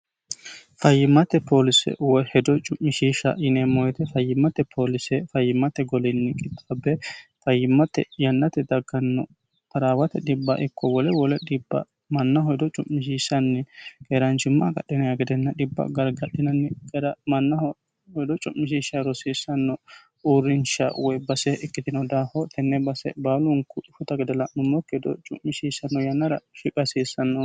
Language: Sidamo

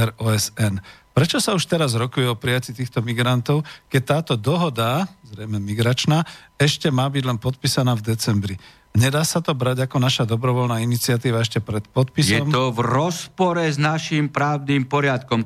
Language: Slovak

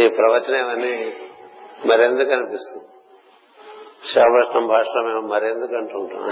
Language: Telugu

